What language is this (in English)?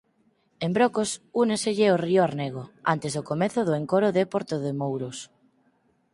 Galician